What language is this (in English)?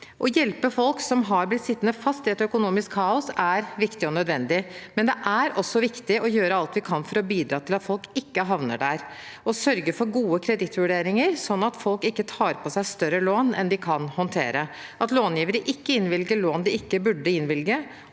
Norwegian